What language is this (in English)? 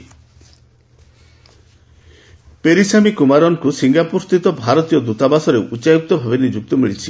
Odia